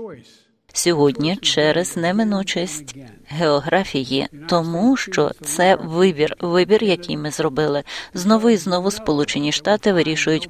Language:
Ukrainian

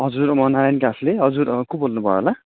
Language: Nepali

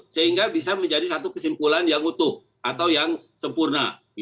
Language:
Indonesian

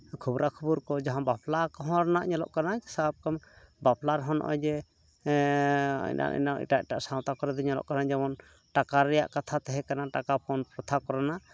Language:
Santali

